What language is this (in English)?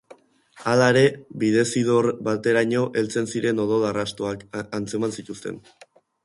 Basque